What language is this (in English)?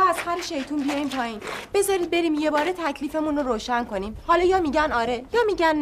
Persian